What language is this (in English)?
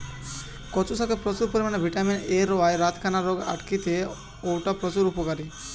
Bangla